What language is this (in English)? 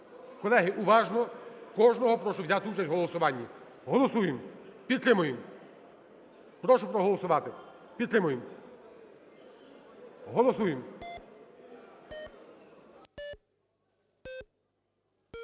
Ukrainian